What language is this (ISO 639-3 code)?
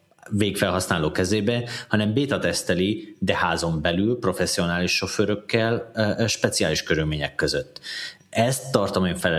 hun